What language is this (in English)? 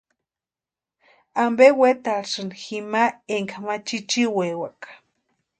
Western Highland Purepecha